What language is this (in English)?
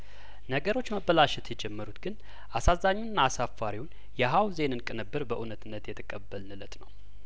Amharic